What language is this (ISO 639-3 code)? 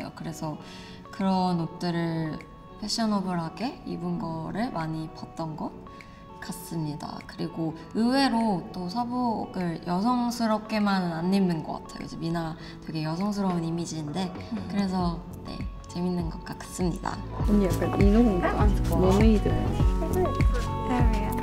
kor